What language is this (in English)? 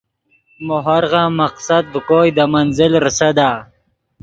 Yidgha